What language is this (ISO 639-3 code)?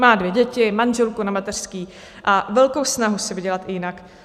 ces